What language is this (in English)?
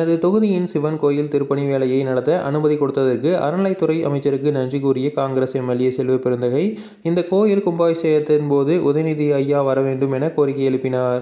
Arabic